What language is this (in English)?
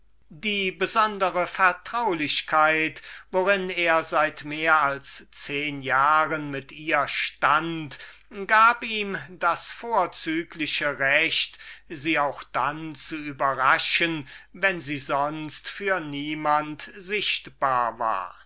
German